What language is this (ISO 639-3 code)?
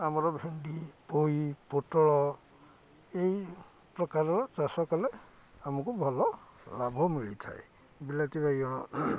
ori